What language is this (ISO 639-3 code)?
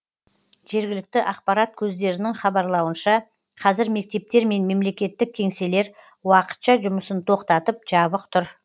kaz